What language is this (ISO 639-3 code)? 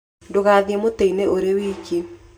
kik